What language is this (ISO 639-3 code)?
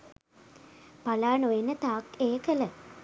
sin